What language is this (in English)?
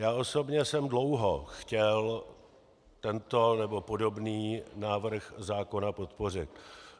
Czech